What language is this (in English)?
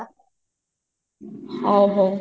Odia